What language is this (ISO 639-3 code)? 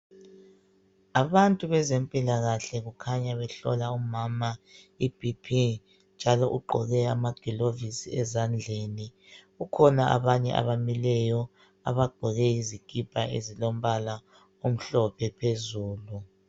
nde